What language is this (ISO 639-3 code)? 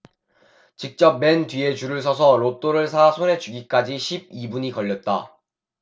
kor